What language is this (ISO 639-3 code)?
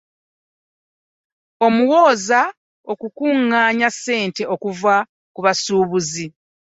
lug